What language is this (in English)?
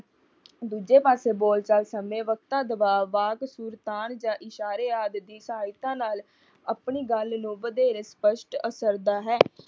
Punjabi